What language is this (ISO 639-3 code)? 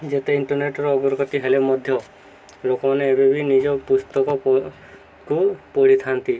ori